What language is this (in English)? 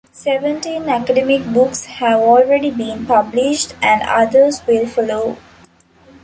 English